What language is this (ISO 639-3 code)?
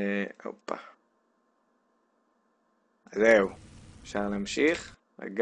heb